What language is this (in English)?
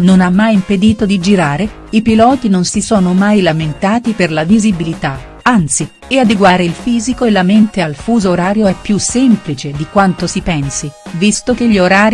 Italian